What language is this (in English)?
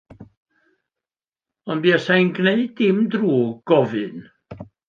Welsh